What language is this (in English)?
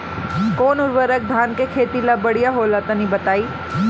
Bhojpuri